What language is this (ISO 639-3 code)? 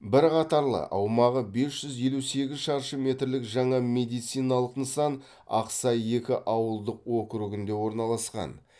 kaz